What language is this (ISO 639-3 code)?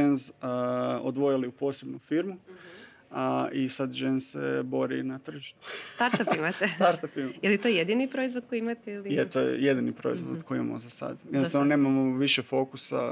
hrv